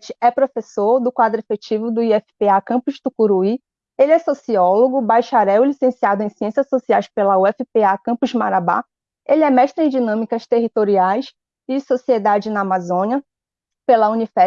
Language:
Portuguese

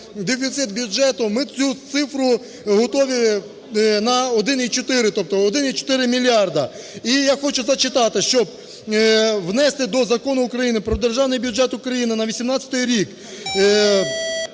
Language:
Ukrainian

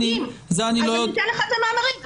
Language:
Hebrew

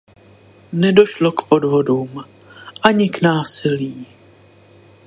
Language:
Czech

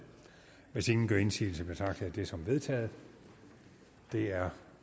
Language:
Danish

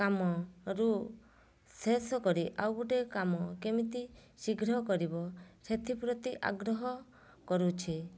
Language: Odia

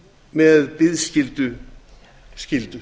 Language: Icelandic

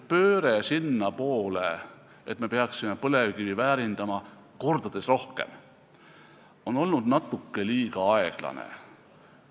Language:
Estonian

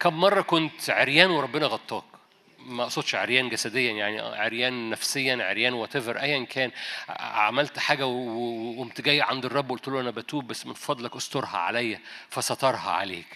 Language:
Arabic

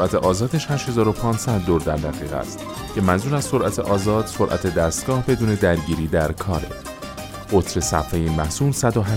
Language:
Persian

